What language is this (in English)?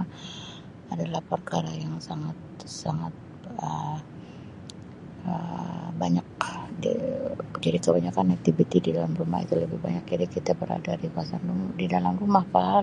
Sabah Malay